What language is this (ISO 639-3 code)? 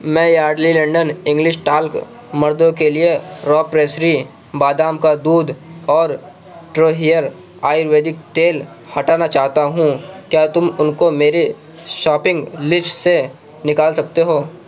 urd